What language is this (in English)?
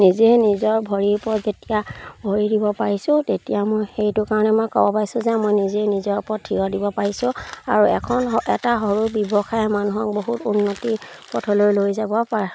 Assamese